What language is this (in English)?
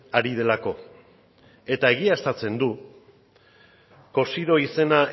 Basque